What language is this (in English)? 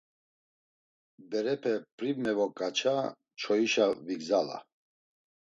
Laz